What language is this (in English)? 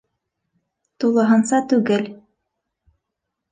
Bashkir